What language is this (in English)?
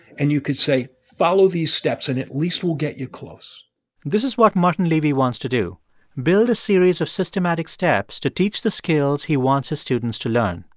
English